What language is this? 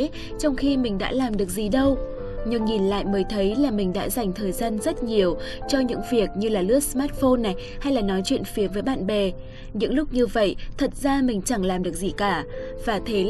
Vietnamese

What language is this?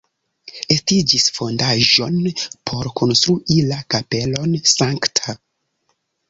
Esperanto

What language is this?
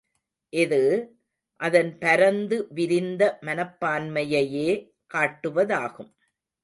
Tamil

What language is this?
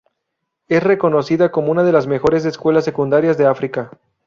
Spanish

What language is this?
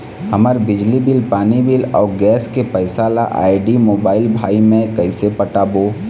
Chhattisgarhi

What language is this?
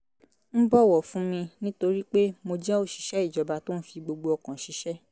Yoruba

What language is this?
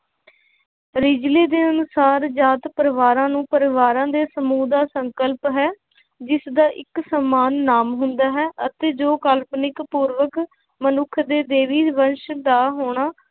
Punjabi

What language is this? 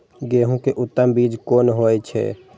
Maithili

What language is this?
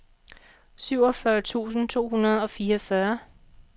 Danish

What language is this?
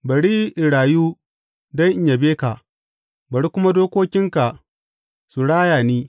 Hausa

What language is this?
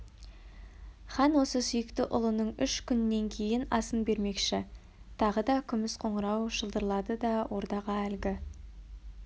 Kazakh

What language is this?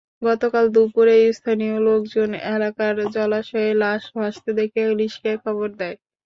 Bangla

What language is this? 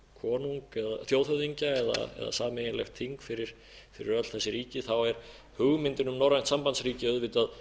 Icelandic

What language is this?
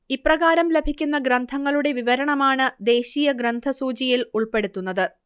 Malayalam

